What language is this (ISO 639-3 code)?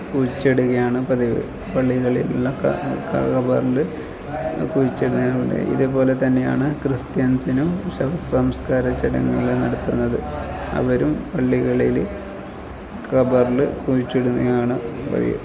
mal